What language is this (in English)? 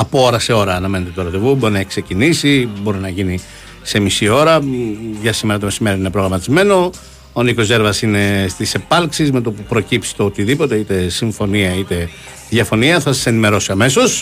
Greek